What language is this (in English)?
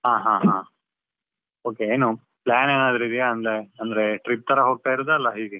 Kannada